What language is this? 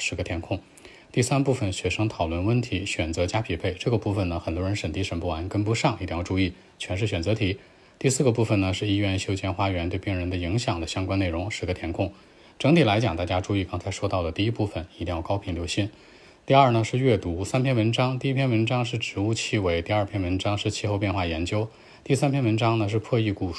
Chinese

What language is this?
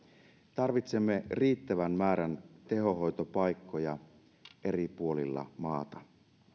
Finnish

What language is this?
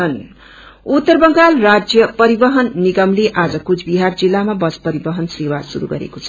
Nepali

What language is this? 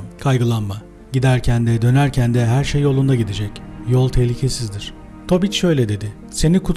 Turkish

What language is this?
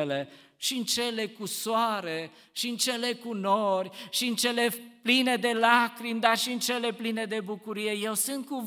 Romanian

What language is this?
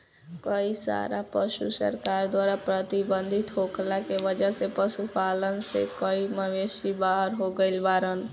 Bhojpuri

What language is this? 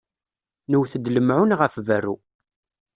Kabyle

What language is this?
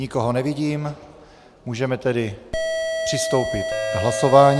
Czech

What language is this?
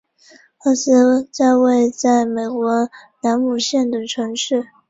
Chinese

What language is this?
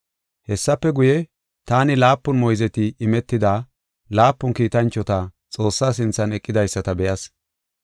Gofa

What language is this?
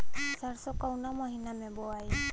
Bhojpuri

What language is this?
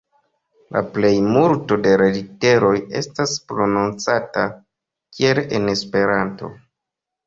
Esperanto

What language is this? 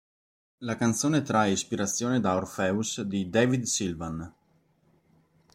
Italian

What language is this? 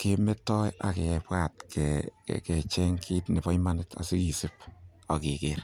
Kalenjin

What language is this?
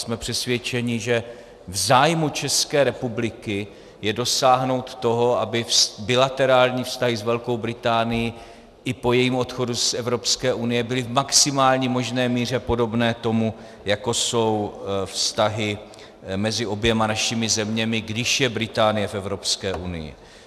Czech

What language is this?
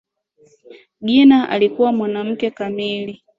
Swahili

